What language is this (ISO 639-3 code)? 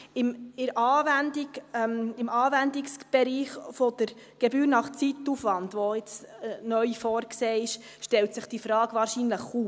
gsw